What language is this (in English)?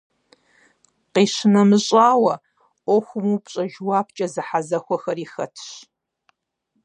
Kabardian